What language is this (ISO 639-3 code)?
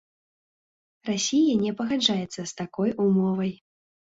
bel